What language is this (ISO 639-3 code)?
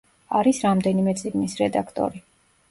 kat